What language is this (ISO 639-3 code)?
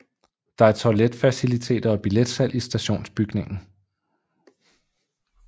dan